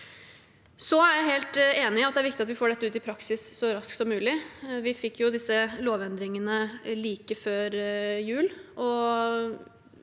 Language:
Norwegian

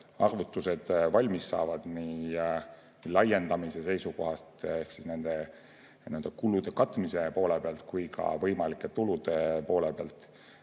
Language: Estonian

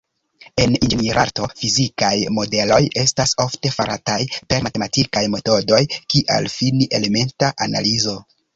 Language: Esperanto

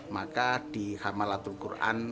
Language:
Indonesian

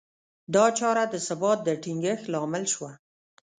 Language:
Pashto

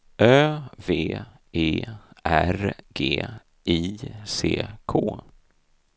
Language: Swedish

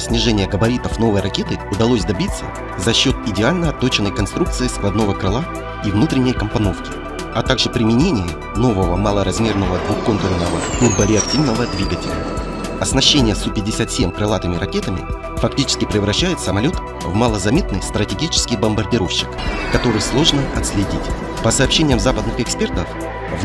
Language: Russian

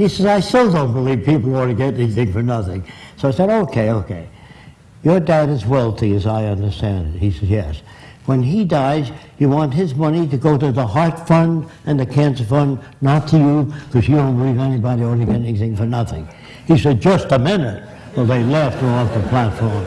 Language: English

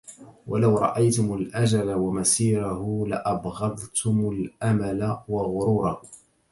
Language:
Arabic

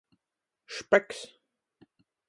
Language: Latgalian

